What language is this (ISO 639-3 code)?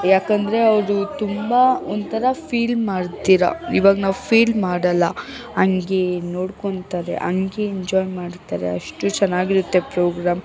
kan